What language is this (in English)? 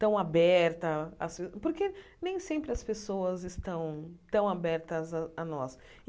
Portuguese